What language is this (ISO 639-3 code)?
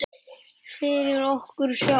isl